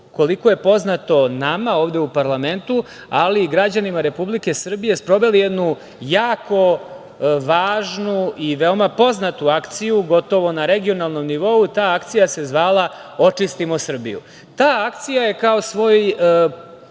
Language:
Serbian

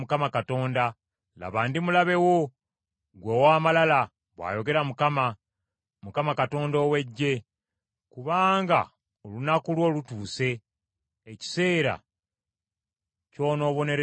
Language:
Ganda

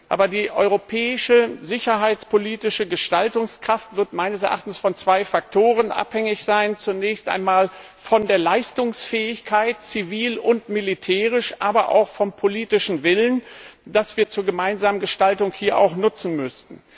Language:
German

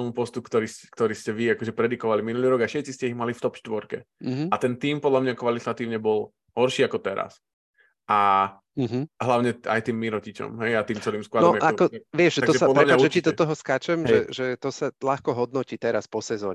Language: Slovak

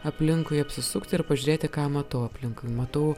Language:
Lithuanian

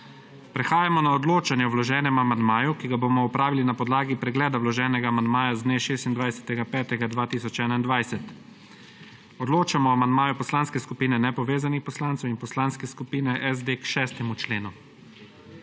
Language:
Slovenian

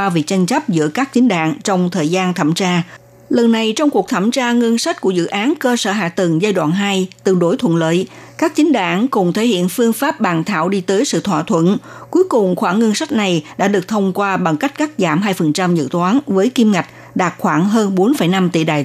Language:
Vietnamese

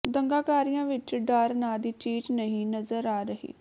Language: Punjabi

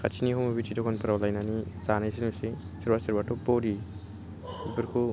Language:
Bodo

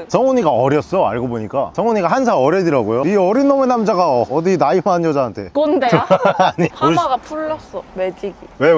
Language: Korean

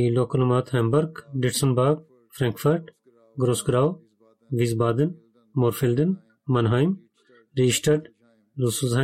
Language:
Bulgarian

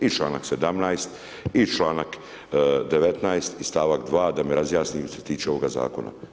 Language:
Croatian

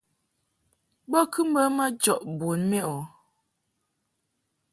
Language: Mungaka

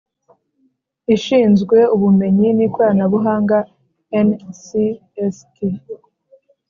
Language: Kinyarwanda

